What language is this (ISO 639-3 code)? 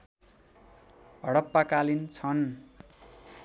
nep